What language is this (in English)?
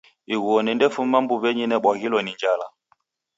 Taita